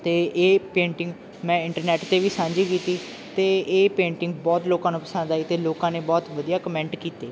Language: Punjabi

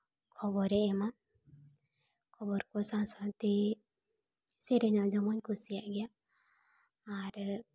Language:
Santali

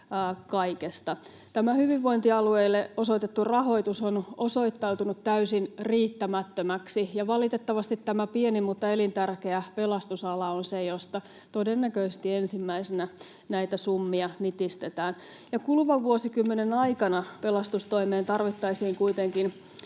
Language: Finnish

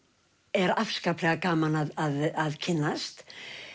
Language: Icelandic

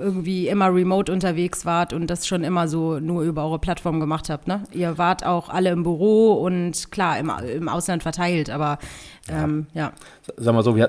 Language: German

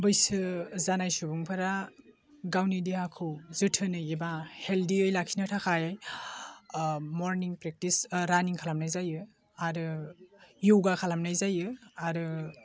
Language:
Bodo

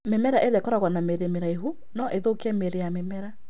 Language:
Kikuyu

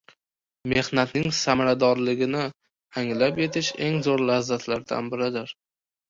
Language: Uzbek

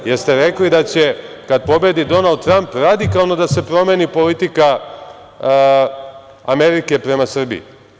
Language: Serbian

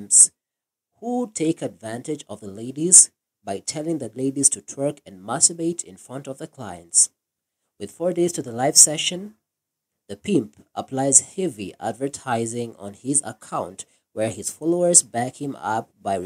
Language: English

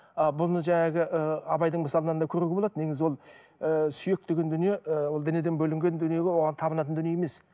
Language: Kazakh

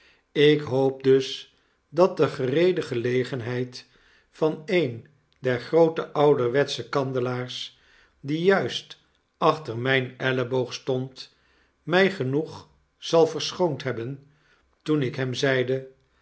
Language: Dutch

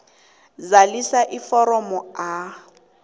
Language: South Ndebele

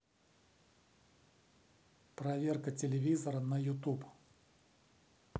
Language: Russian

